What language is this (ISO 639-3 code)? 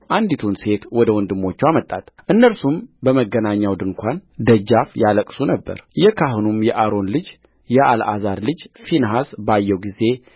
amh